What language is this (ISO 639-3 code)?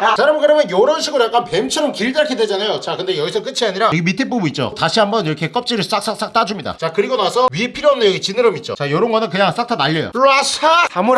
kor